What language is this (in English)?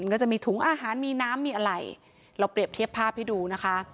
Thai